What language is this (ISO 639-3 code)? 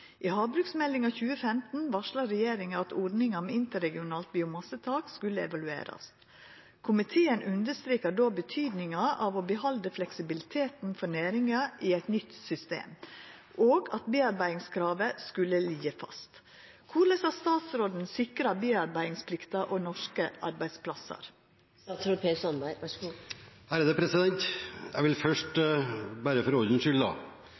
nor